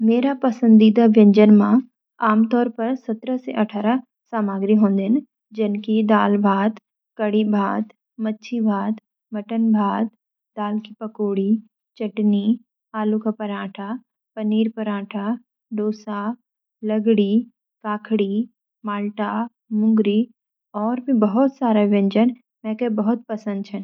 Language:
Garhwali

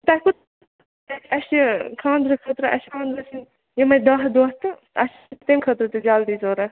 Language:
Kashmiri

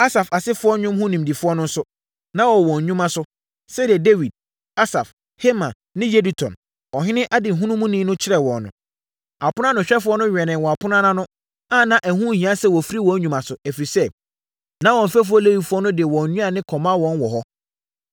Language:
Akan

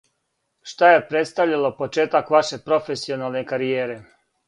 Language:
Serbian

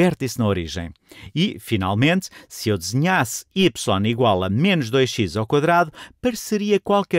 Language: Portuguese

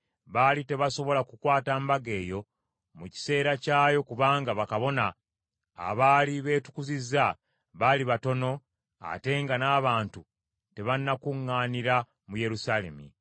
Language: Ganda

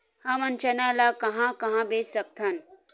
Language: Chhattisgarhi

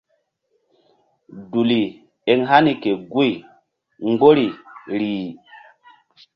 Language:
Mbum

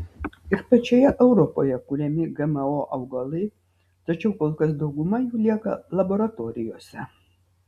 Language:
Lithuanian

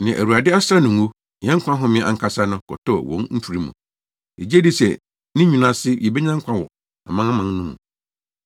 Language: Akan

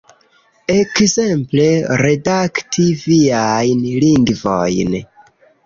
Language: Esperanto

